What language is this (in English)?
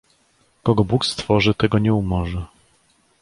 Polish